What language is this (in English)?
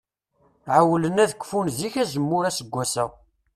Kabyle